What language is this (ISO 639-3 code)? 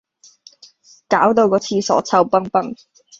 yue